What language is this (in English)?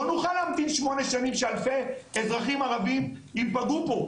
Hebrew